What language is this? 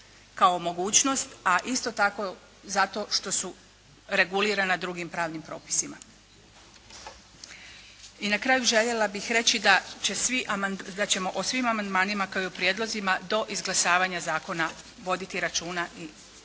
Croatian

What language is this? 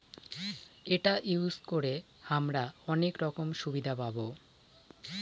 Bangla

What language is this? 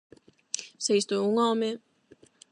Galician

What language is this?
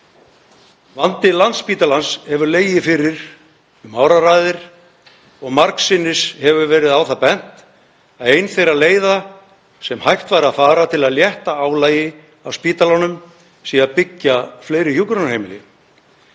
Icelandic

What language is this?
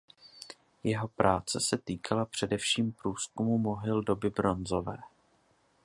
Czech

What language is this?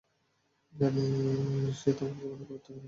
Bangla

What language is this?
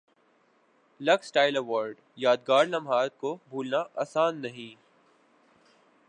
Urdu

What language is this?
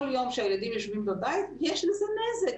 Hebrew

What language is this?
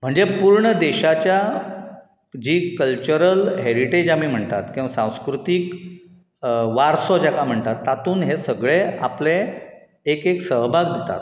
Konkani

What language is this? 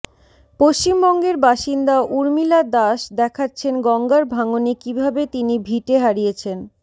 Bangla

